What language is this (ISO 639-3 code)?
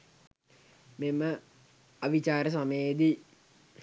sin